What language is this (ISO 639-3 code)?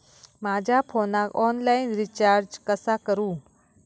mar